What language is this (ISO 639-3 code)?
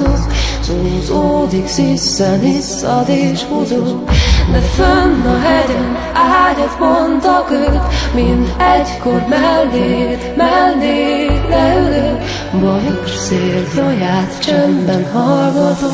hun